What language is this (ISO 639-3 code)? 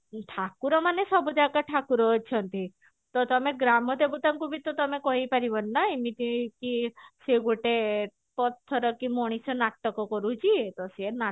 ori